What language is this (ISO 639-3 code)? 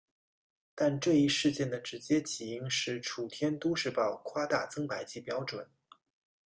zho